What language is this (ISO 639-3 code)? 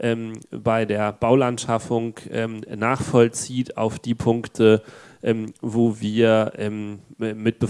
deu